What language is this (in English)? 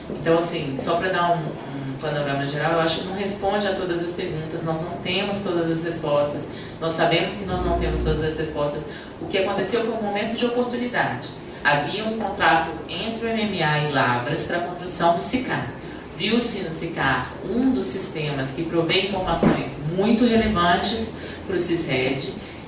Portuguese